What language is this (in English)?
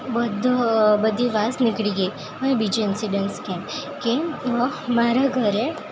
Gujarati